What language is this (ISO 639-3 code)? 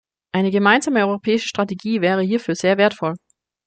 deu